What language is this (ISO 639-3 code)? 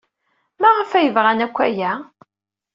kab